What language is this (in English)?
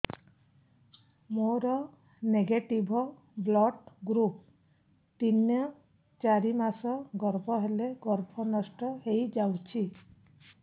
Odia